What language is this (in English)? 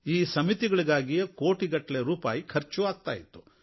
Kannada